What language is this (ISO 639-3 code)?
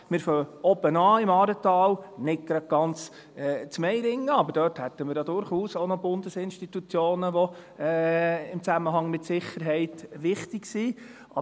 gsw